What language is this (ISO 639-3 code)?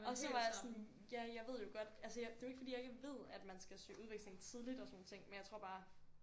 dan